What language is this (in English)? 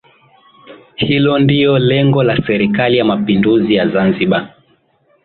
Swahili